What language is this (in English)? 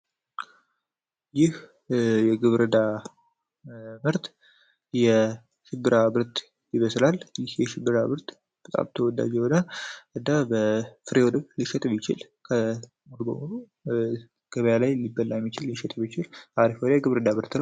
Amharic